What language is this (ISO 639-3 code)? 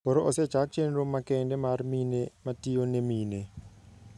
luo